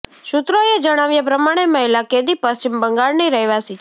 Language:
Gujarati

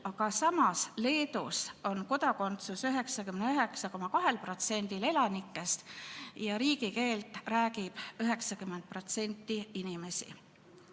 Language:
Estonian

